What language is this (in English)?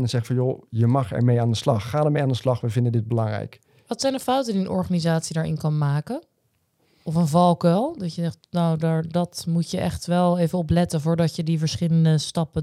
Dutch